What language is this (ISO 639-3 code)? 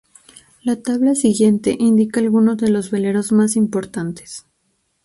spa